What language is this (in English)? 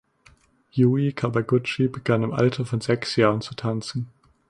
German